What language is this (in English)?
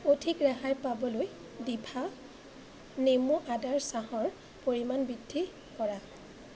Assamese